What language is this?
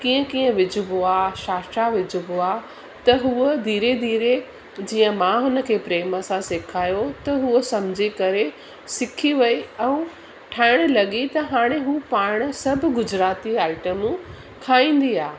Sindhi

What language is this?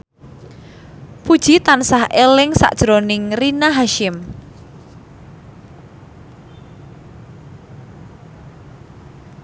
Javanese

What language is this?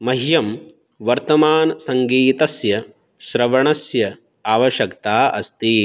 Sanskrit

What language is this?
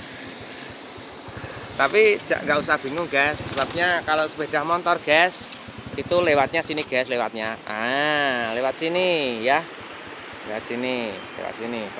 Indonesian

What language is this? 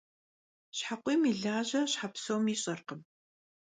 Kabardian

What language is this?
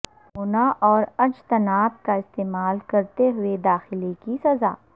Urdu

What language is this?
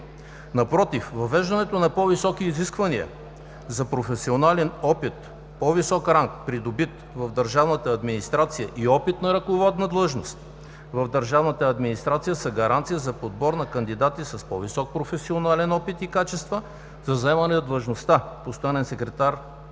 Bulgarian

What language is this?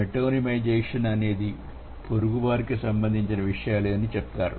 Telugu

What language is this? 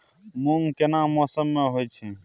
Maithili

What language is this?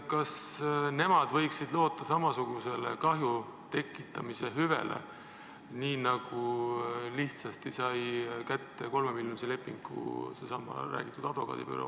Estonian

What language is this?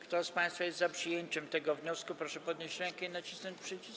Polish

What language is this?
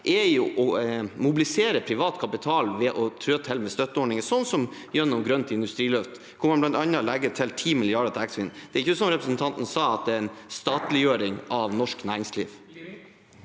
Norwegian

